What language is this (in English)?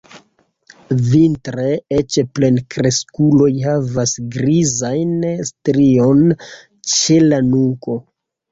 Esperanto